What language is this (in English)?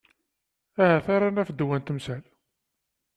Kabyle